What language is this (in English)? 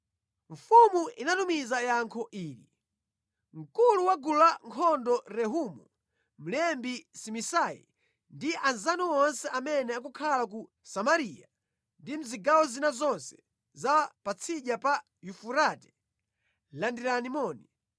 Nyanja